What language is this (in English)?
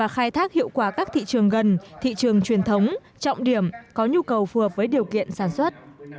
Vietnamese